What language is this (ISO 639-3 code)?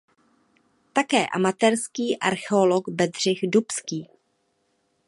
ces